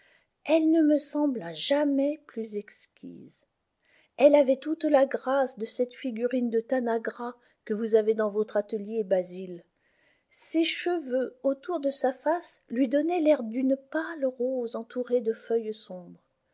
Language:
French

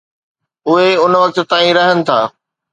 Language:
Sindhi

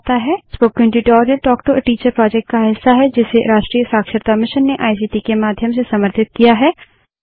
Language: Hindi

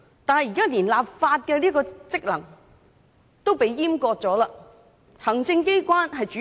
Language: Cantonese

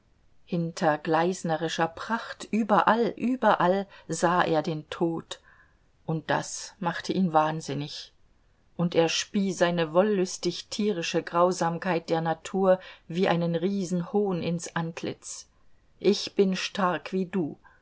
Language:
German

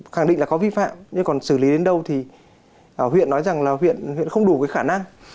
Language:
Vietnamese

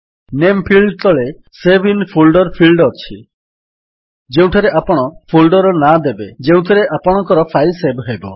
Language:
Odia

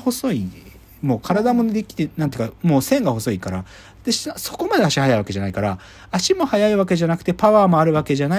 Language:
Japanese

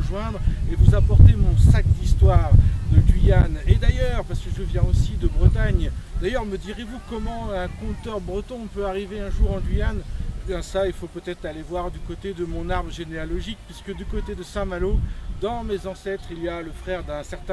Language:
French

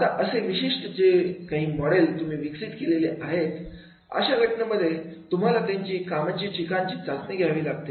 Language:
Marathi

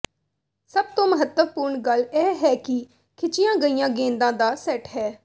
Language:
Punjabi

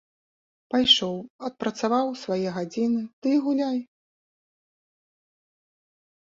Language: Belarusian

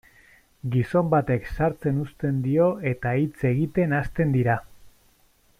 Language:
Basque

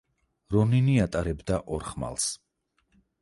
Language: Georgian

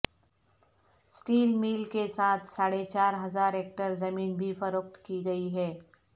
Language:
Urdu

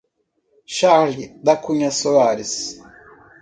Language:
Portuguese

